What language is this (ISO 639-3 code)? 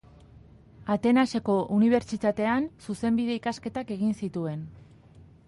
eus